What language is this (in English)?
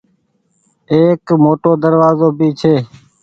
Goaria